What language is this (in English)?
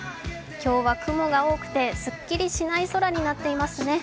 Japanese